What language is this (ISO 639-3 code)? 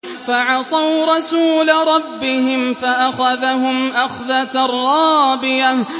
ara